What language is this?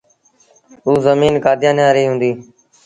Sindhi Bhil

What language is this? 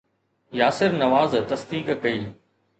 Sindhi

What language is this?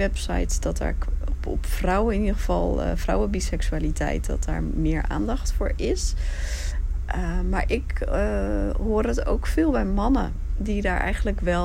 Dutch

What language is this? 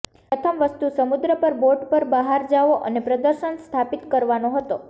Gujarati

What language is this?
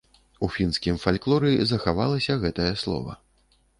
Belarusian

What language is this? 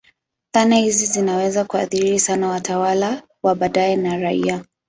Swahili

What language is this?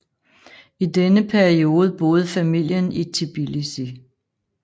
Danish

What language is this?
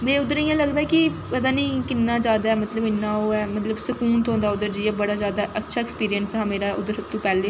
Dogri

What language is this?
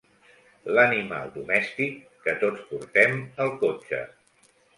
Catalan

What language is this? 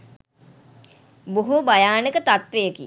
Sinhala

